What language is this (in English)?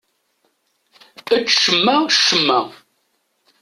Kabyle